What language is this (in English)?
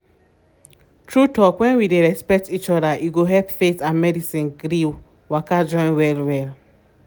Nigerian Pidgin